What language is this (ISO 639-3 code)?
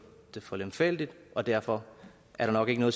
dan